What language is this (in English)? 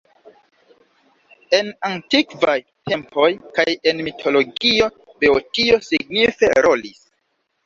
Esperanto